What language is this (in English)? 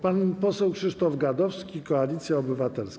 Polish